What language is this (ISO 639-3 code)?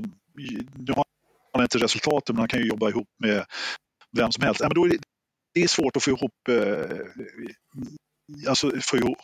swe